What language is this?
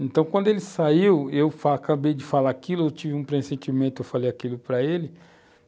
Portuguese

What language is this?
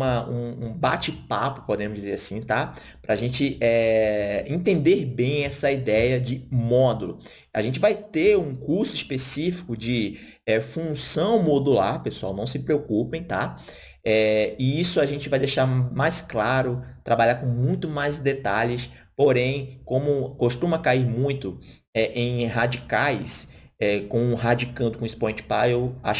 Portuguese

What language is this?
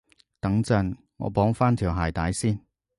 Cantonese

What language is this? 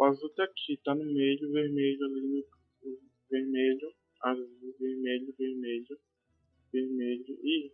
Portuguese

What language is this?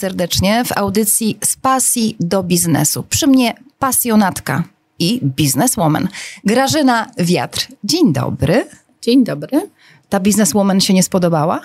Polish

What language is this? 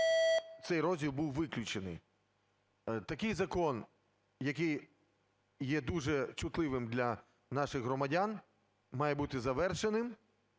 Ukrainian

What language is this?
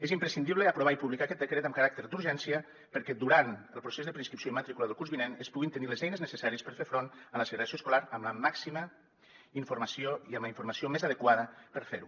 Catalan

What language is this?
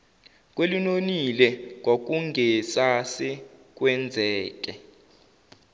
Zulu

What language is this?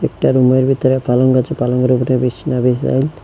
Bangla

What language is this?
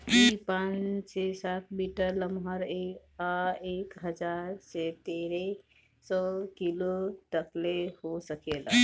Bhojpuri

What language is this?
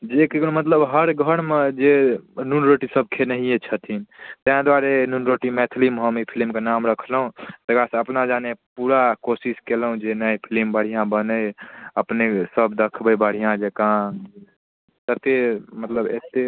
Maithili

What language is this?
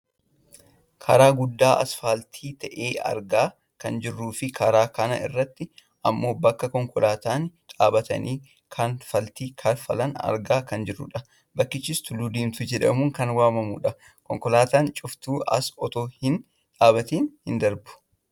Oromo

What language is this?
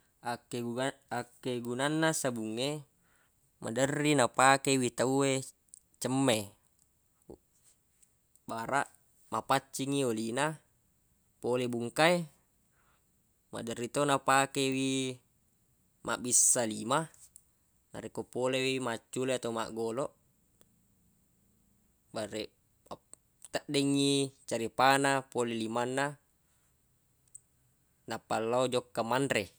Buginese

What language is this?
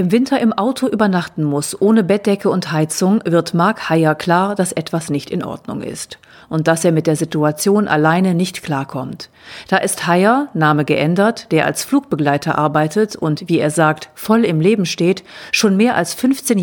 German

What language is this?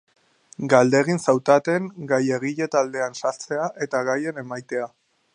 Basque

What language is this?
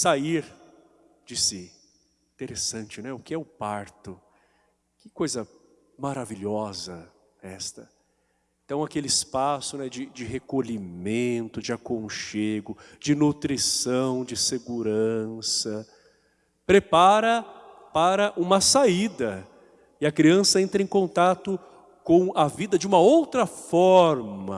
Portuguese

